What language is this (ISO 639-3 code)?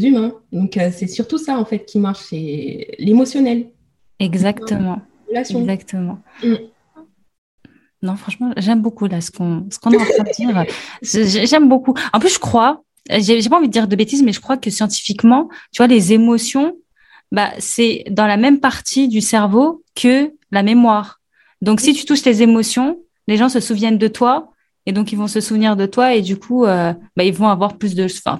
fra